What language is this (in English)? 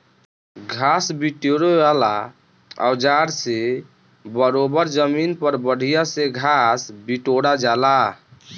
Bhojpuri